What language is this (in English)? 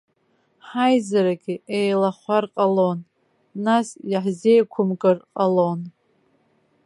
Abkhazian